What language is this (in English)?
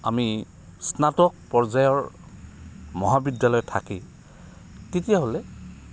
Assamese